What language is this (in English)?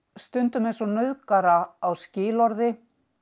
Icelandic